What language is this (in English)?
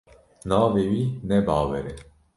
Kurdish